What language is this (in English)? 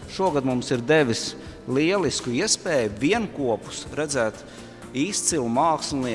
Latvian